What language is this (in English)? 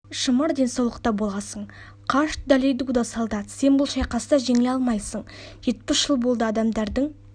Kazakh